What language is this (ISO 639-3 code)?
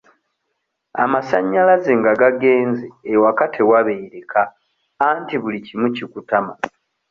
lug